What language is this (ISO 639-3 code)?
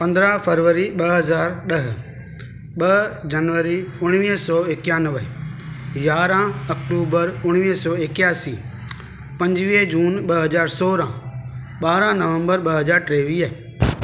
snd